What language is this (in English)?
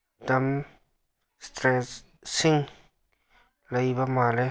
Manipuri